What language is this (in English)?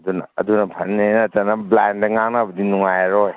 Manipuri